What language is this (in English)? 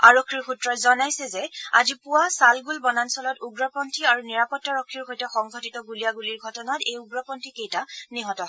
Assamese